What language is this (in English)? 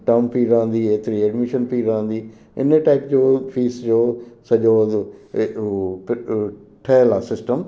Sindhi